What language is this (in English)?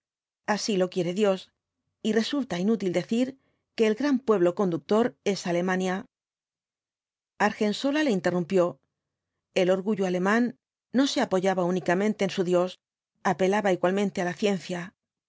Spanish